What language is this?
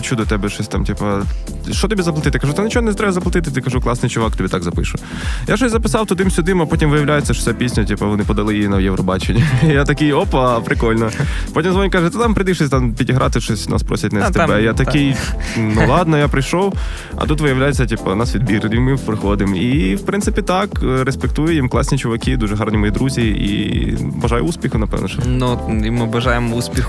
Ukrainian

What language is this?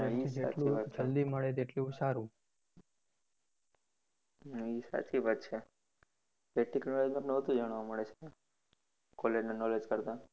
Gujarati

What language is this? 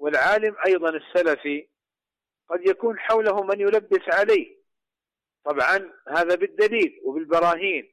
Arabic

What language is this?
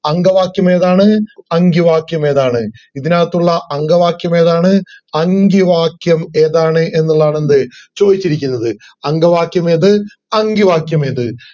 Malayalam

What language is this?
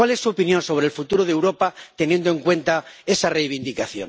Spanish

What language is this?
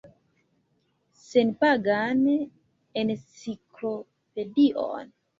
Esperanto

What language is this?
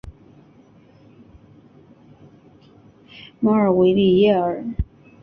Chinese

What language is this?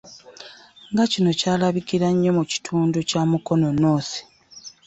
Ganda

